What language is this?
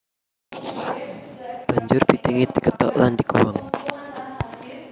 Javanese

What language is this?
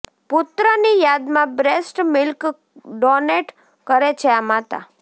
Gujarati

